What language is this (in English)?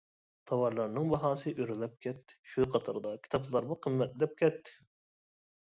Uyghur